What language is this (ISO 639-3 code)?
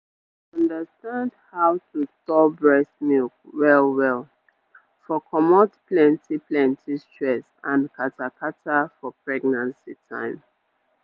pcm